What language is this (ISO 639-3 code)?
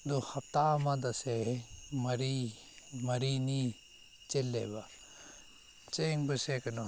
mni